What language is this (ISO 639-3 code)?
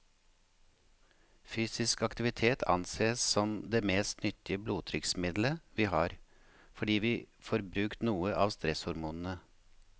nor